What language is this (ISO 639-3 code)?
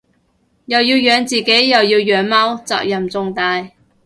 yue